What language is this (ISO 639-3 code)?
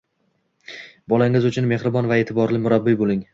uzb